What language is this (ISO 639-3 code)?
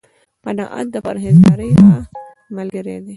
pus